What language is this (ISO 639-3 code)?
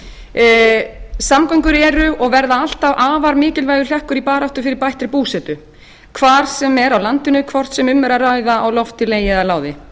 isl